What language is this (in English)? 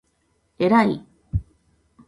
Japanese